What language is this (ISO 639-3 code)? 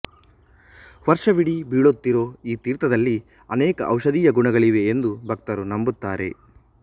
kan